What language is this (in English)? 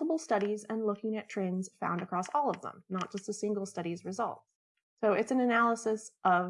English